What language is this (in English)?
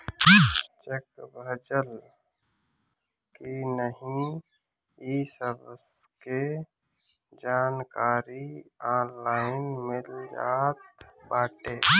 Bhojpuri